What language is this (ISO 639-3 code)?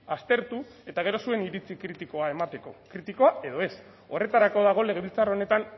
eus